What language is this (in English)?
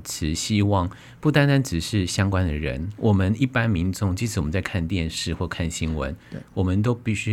Chinese